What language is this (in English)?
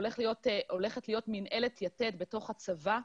Hebrew